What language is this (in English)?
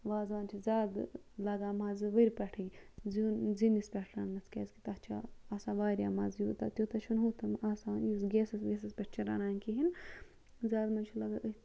Kashmiri